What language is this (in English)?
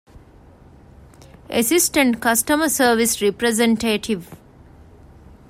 Divehi